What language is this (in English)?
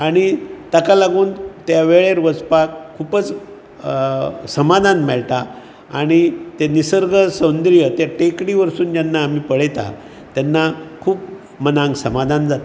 Konkani